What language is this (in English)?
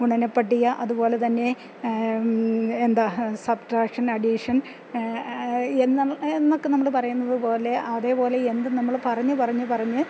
Malayalam